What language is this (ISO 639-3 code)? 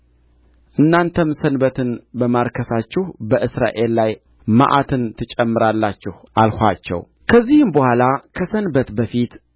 amh